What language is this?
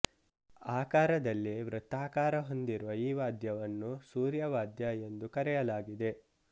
Kannada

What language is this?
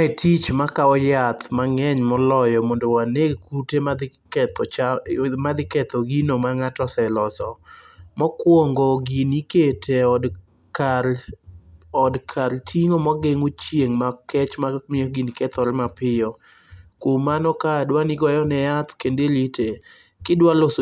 Luo (Kenya and Tanzania)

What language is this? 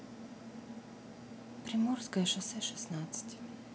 Russian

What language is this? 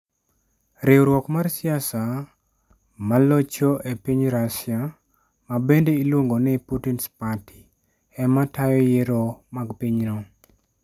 Luo (Kenya and Tanzania)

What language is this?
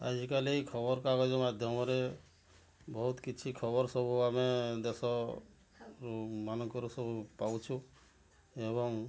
Odia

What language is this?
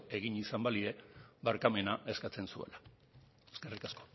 Basque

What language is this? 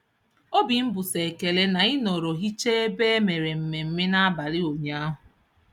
Igbo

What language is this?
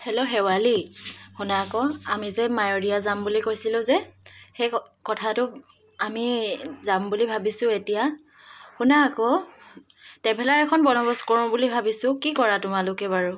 Assamese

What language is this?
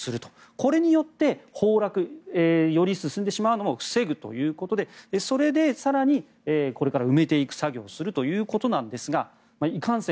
Japanese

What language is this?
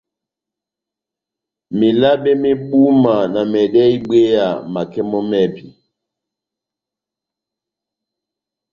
Batanga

